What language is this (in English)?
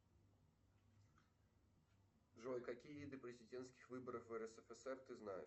Russian